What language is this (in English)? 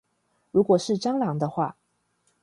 Chinese